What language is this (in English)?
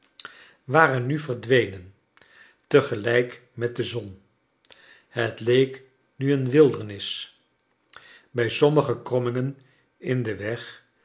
Dutch